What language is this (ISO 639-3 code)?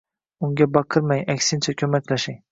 uzb